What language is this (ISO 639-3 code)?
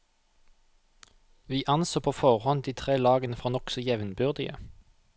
nor